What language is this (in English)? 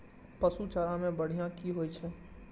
Maithili